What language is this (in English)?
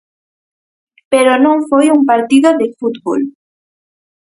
Galician